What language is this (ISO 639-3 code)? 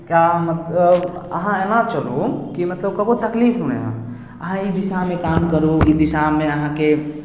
mai